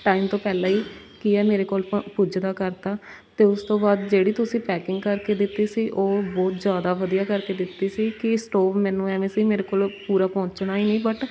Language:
Punjabi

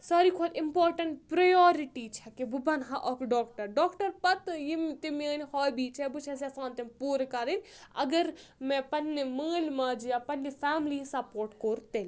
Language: Kashmiri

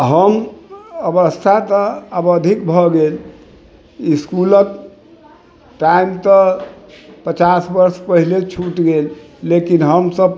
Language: Maithili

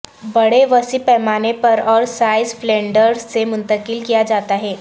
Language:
Urdu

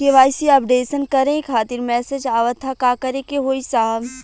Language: Bhojpuri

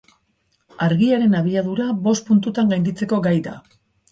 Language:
Basque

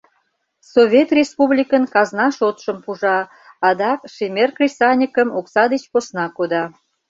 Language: Mari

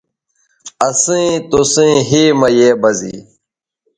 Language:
Bateri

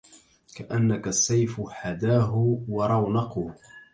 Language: Arabic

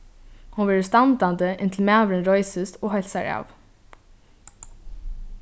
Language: Faroese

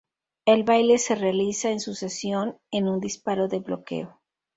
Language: Spanish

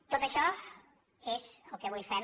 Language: Catalan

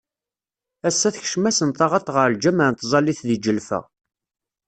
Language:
Kabyle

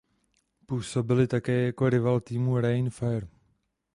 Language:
Czech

